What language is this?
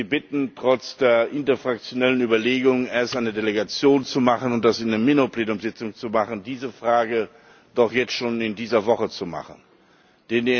German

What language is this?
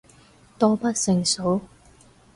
Cantonese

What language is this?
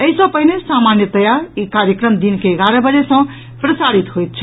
Maithili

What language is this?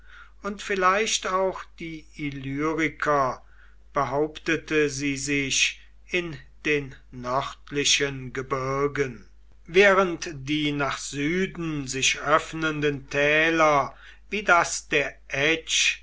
German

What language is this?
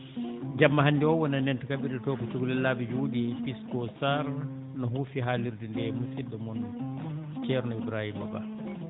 Fula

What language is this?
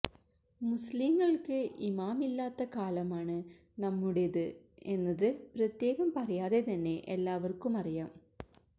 Malayalam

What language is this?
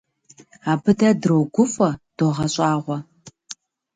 Kabardian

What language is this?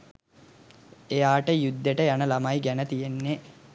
Sinhala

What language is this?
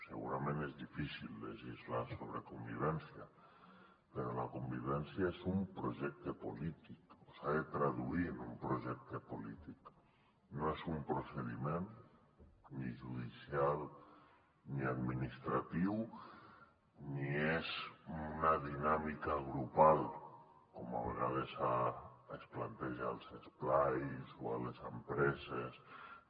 Catalan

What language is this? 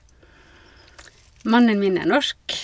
Norwegian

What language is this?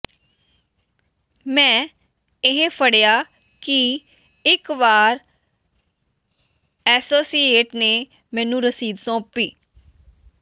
Punjabi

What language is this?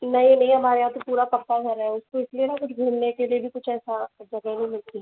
Hindi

